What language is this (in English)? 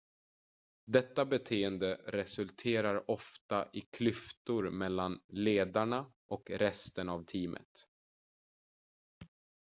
Swedish